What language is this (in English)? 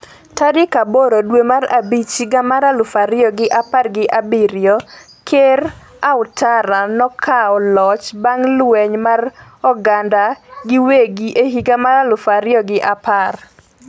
Luo (Kenya and Tanzania)